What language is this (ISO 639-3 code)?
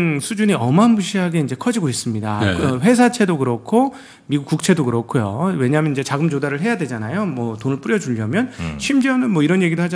kor